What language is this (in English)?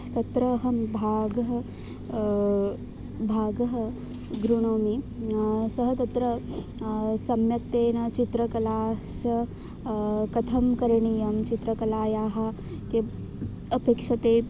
Sanskrit